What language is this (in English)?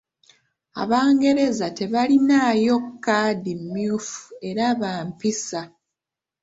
Ganda